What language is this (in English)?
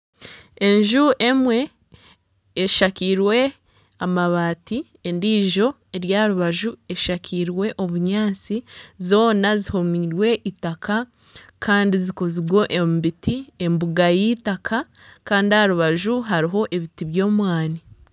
Nyankole